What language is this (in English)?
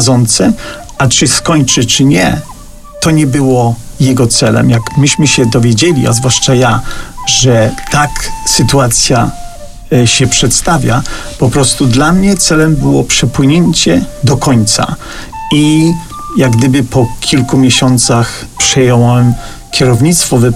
Polish